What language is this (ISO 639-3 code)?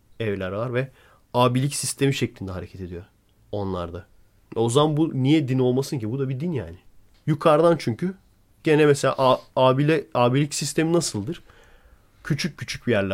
tur